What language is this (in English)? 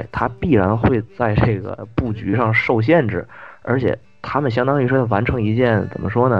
Chinese